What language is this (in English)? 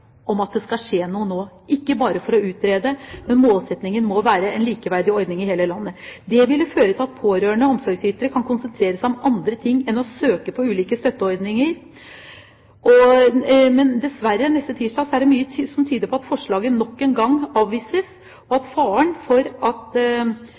Norwegian Bokmål